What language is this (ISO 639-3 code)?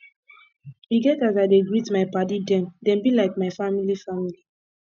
pcm